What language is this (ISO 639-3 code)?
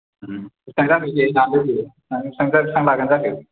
brx